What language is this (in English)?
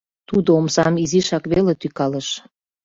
Mari